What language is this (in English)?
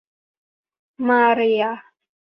Thai